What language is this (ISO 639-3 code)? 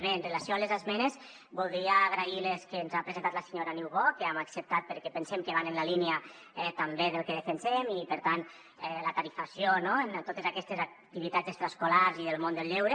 cat